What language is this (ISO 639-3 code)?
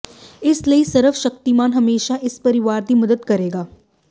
pan